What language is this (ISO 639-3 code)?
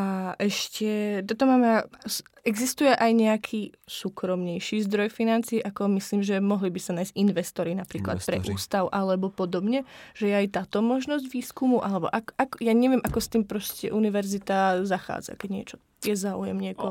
ces